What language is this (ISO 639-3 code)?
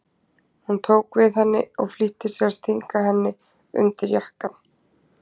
isl